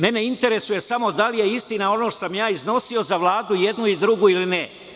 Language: Serbian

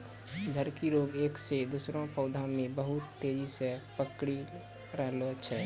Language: Maithili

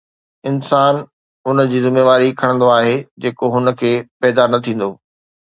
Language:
Sindhi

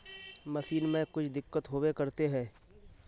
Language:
Magahi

